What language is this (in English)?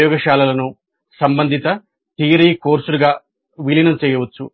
Telugu